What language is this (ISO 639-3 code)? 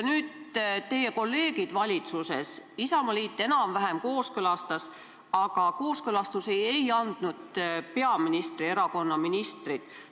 est